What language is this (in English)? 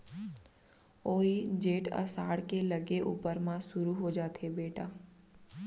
Chhattisgarhi